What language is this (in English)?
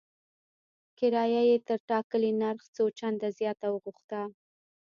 Pashto